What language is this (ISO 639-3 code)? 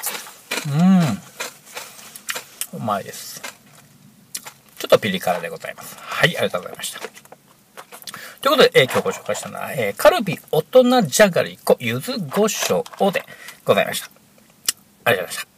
jpn